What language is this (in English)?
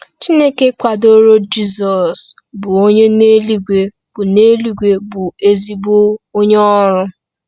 Igbo